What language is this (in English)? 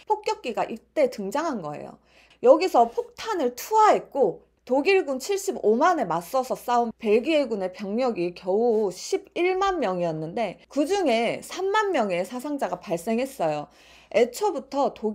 Korean